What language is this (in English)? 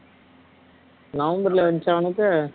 Tamil